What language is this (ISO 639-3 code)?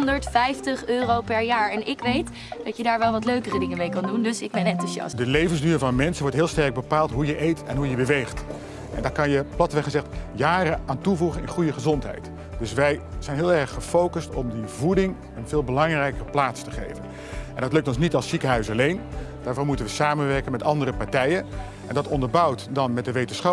nld